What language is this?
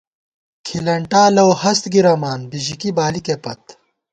Gawar-Bati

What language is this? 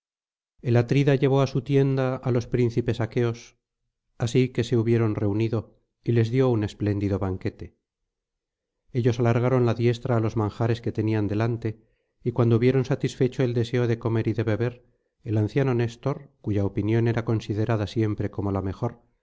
Spanish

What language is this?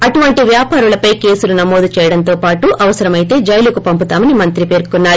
Telugu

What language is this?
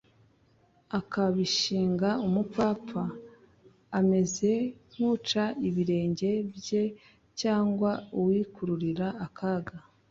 Kinyarwanda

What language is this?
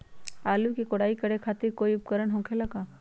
Magahi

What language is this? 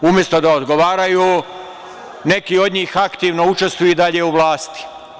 Serbian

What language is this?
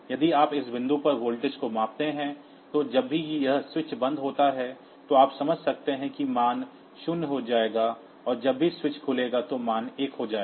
Hindi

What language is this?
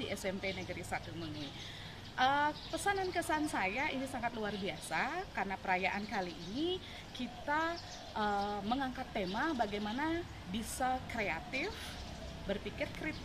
Indonesian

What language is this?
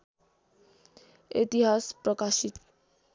Nepali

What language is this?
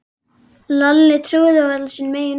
Icelandic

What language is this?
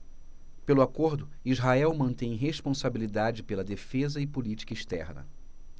Portuguese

